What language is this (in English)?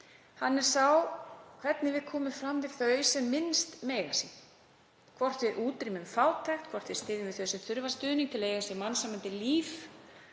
Icelandic